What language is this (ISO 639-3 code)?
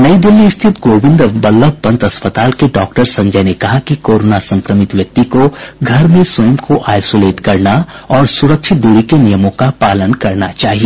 hin